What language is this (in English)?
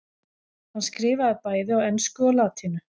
Icelandic